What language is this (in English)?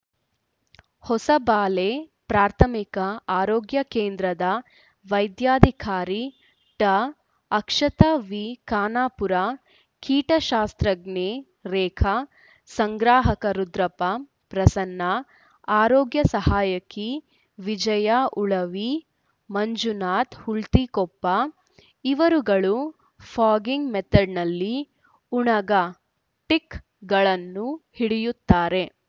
Kannada